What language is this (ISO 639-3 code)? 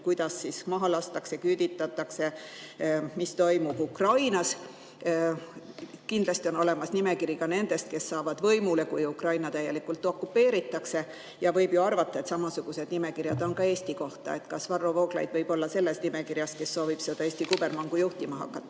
est